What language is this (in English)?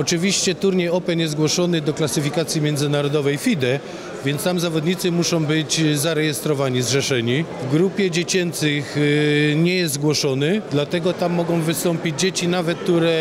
Polish